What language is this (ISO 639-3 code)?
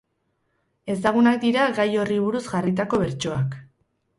eus